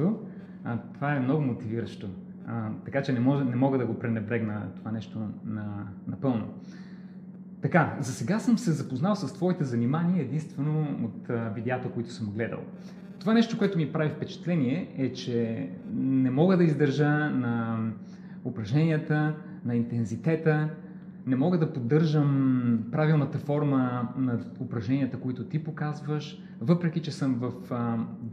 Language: Bulgarian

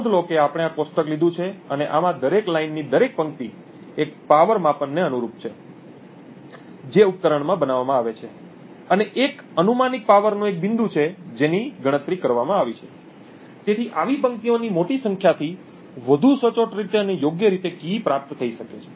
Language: Gujarati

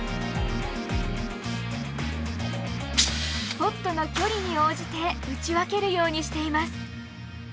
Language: Japanese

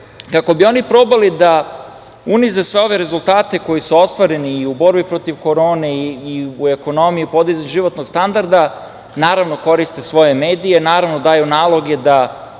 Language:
Serbian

